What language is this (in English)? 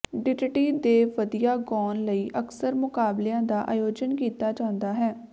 Punjabi